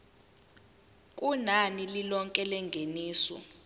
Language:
Zulu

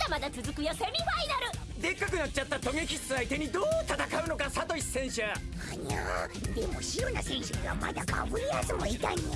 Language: Japanese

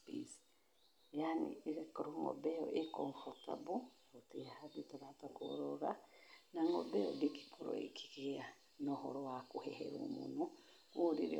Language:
Kikuyu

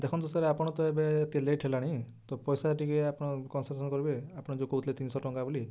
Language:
Odia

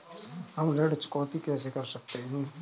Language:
Hindi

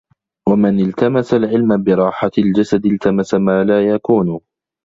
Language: Arabic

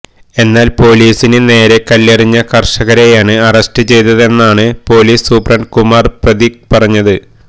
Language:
Malayalam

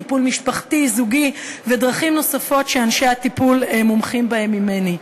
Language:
Hebrew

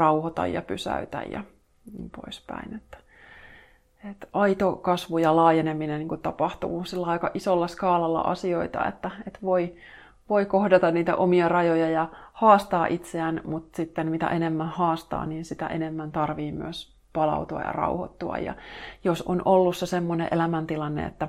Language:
Finnish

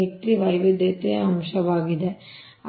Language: Kannada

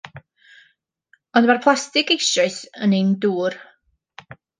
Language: Welsh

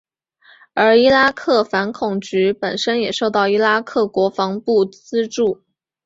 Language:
Chinese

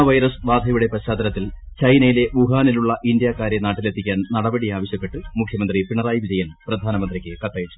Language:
Malayalam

